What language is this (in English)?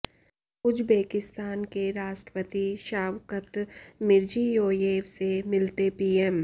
Hindi